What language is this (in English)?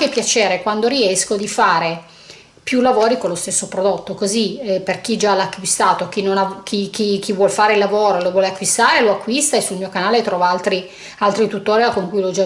Italian